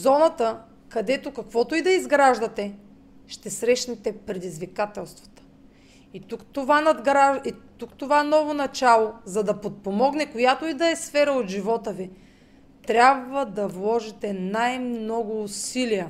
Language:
Bulgarian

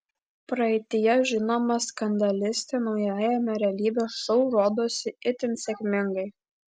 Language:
Lithuanian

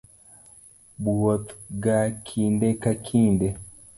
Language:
Luo (Kenya and Tanzania)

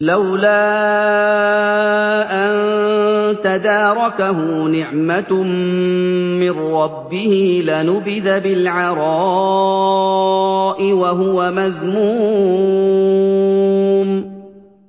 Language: Arabic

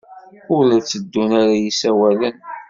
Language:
Kabyle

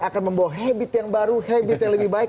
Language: Indonesian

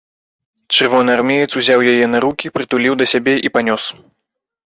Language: Belarusian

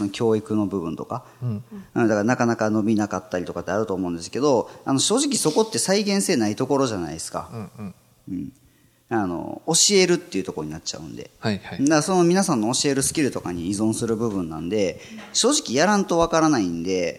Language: Japanese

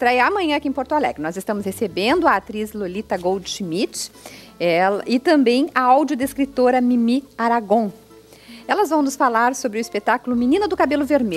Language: Portuguese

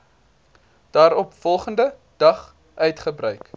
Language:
Afrikaans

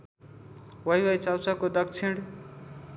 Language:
Nepali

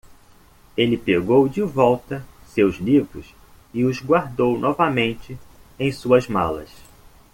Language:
Portuguese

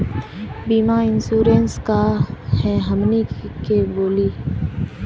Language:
Magahi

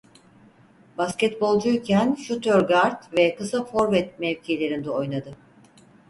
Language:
Turkish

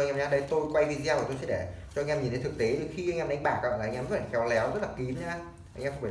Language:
Vietnamese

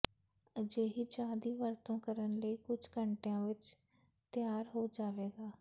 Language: Punjabi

